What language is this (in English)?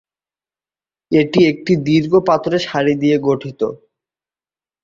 Bangla